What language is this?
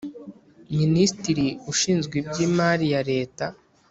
Kinyarwanda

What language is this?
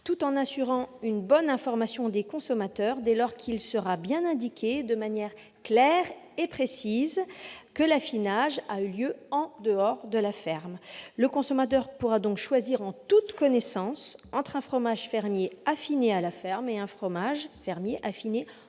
French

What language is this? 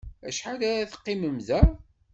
Kabyle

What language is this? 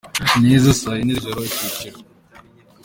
Kinyarwanda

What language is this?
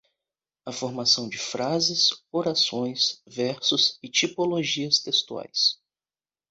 Portuguese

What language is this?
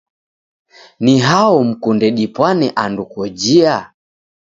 Taita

